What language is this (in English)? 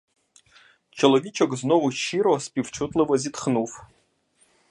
Ukrainian